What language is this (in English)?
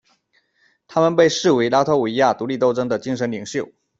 Chinese